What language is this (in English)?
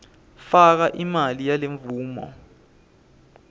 Swati